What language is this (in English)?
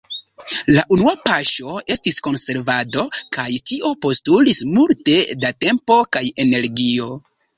Esperanto